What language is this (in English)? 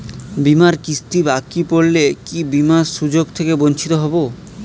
Bangla